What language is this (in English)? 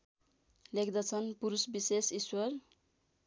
Nepali